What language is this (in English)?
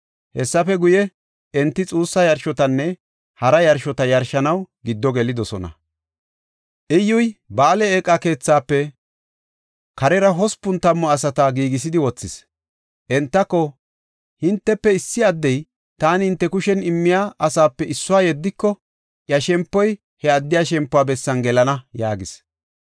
Gofa